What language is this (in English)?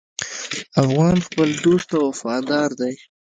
Pashto